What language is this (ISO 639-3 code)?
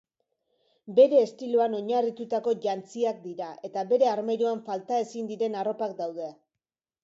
eus